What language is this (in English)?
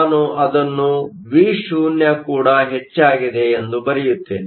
Kannada